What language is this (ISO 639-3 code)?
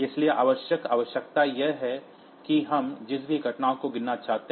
hin